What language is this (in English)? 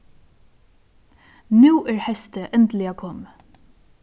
Faroese